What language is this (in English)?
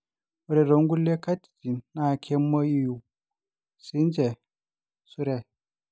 Masai